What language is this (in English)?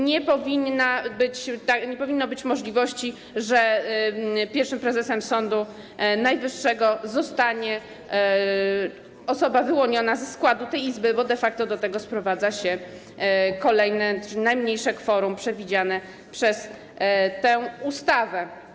Polish